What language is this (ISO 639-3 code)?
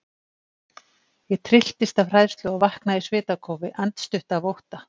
isl